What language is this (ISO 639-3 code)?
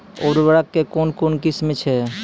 mai